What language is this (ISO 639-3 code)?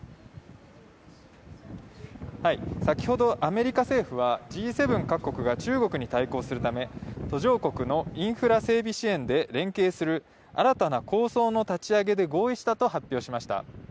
jpn